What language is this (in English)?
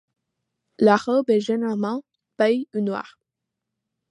French